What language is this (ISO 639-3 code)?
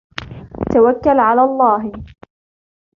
ara